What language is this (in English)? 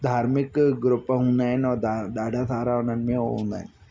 Sindhi